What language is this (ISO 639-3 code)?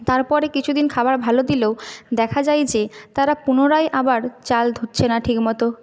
ben